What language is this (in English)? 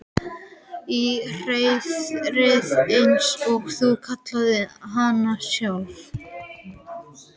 Icelandic